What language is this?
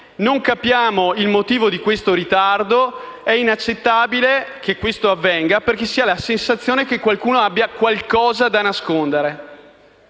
Italian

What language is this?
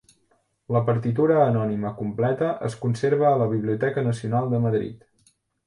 Catalan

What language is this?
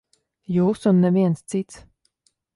Latvian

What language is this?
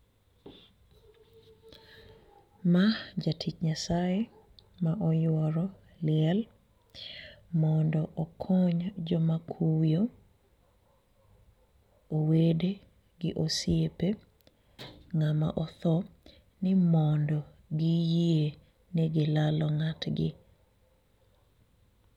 Luo (Kenya and Tanzania)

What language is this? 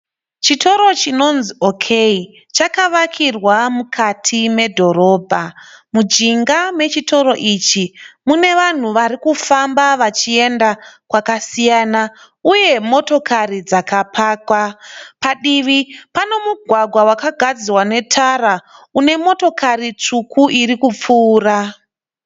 Shona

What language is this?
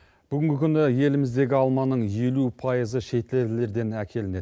Kazakh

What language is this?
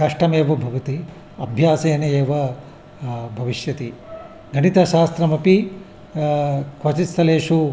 Sanskrit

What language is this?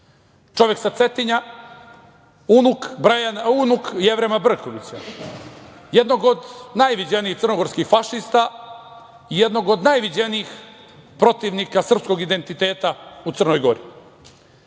Serbian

